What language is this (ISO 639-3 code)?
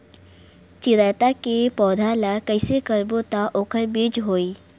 hne